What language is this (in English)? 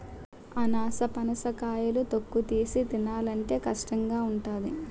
Telugu